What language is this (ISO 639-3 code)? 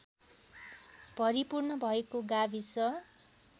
nep